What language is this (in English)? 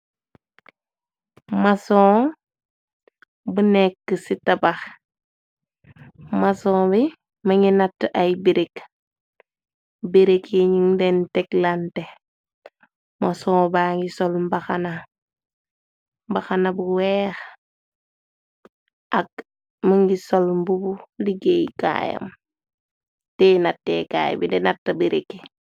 Wolof